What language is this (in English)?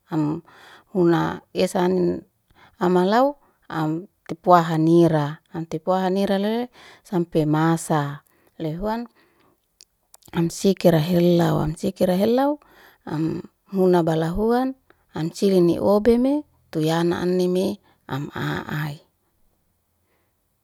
Liana-Seti